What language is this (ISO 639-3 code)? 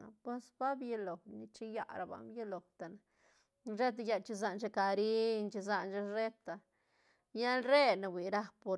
ztn